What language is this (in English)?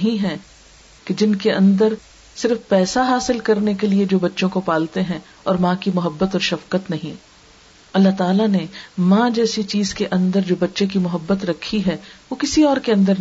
Urdu